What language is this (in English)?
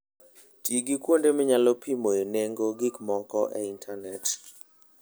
Luo (Kenya and Tanzania)